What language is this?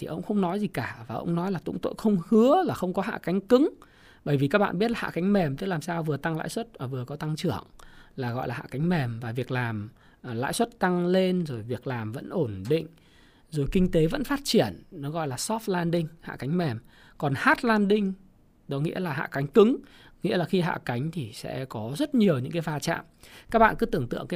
Vietnamese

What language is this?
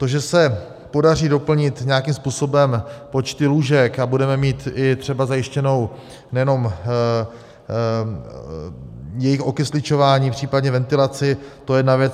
Czech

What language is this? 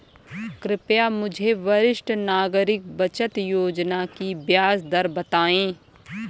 Hindi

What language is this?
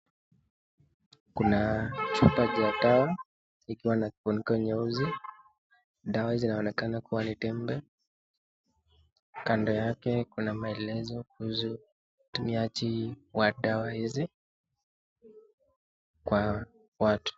Swahili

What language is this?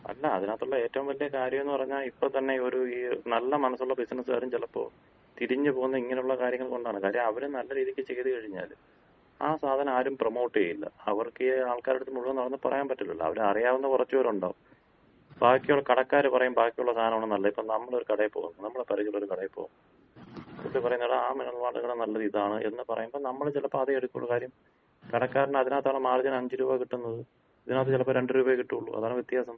Malayalam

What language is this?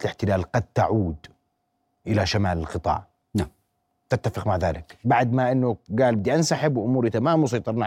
Arabic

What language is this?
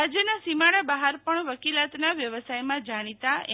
Gujarati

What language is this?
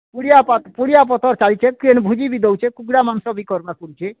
Odia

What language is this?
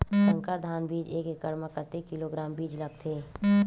Chhattisgarhi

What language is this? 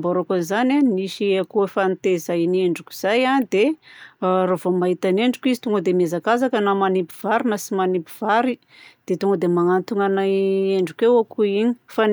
Southern Betsimisaraka Malagasy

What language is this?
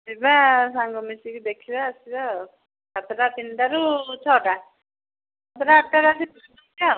Odia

